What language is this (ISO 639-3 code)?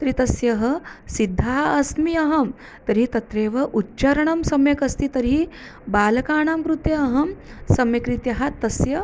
san